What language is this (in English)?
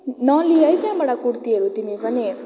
Nepali